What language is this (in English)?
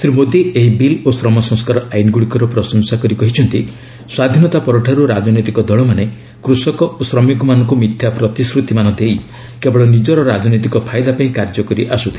Odia